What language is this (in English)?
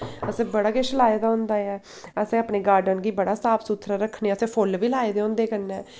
Dogri